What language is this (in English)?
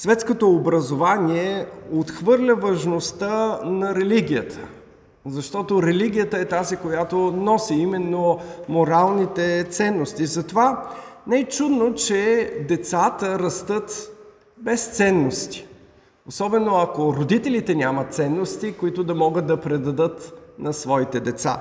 Bulgarian